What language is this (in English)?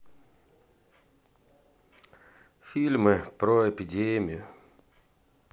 Russian